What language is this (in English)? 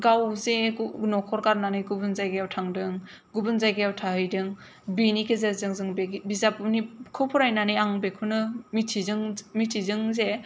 Bodo